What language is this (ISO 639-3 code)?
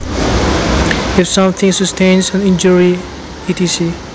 jav